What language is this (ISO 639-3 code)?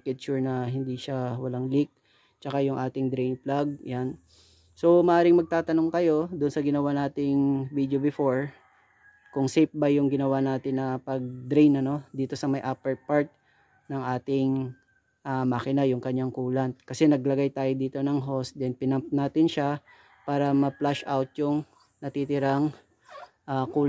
fil